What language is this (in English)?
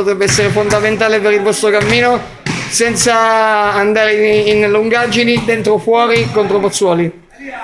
Italian